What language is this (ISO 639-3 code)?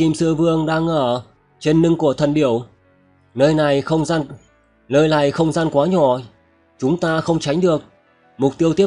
vie